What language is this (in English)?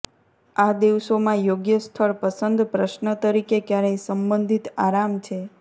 Gujarati